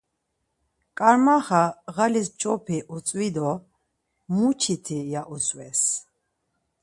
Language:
Laz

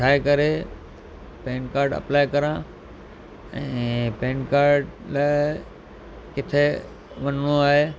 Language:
Sindhi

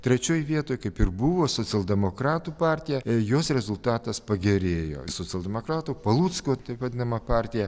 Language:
Lithuanian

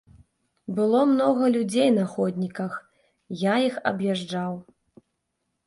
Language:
Belarusian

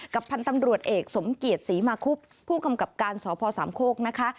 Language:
Thai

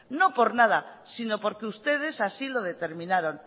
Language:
Spanish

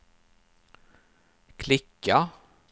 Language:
Swedish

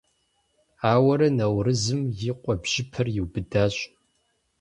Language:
Kabardian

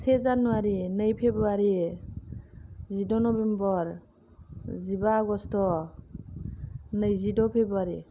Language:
Bodo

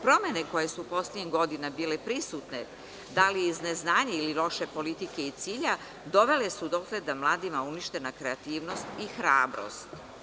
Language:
Serbian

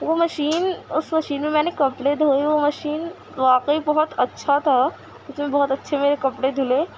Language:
Urdu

